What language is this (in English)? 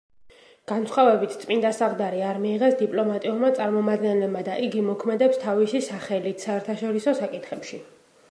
Georgian